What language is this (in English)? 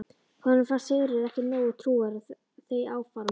Icelandic